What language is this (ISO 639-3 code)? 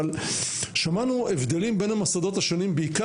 heb